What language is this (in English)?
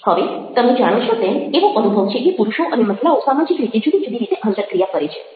Gujarati